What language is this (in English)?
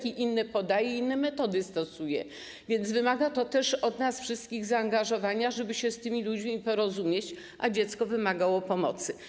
Polish